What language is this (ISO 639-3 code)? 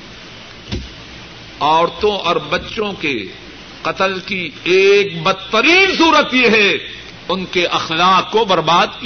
urd